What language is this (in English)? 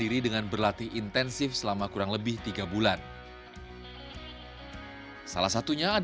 Indonesian